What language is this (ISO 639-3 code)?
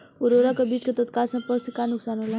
bho